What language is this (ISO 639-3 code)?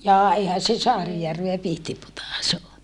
fin